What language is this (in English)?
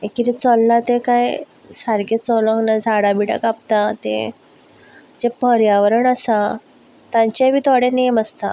Konkani